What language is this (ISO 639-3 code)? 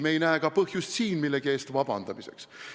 est